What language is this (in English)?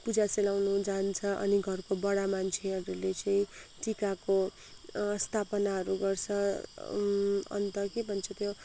Nepali